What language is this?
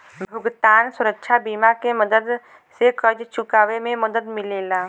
Bhojpuri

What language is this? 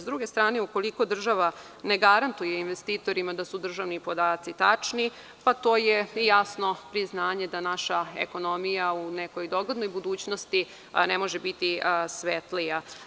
Serbian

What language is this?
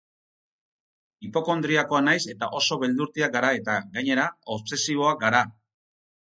Basque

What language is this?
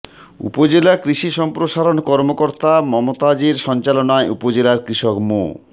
Bangla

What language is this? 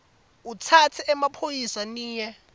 Swati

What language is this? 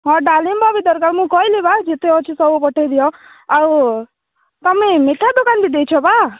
Odia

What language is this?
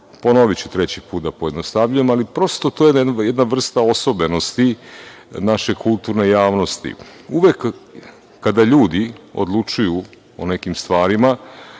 Serbian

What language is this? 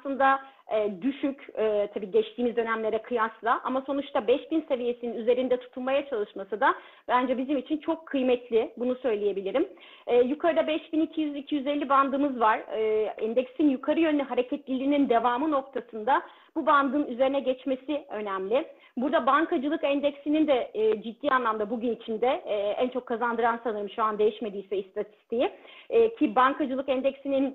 Turkish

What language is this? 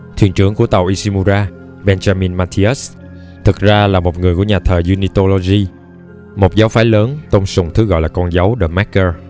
Vietnamese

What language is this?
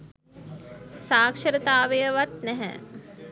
Sinhala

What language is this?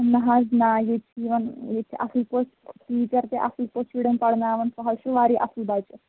Kashmiri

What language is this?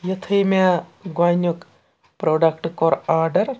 Kashmiri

